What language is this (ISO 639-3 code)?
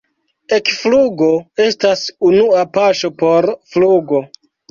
epo